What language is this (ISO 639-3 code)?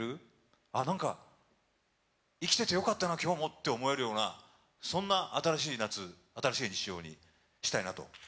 jpn